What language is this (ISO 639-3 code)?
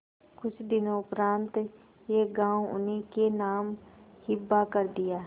hin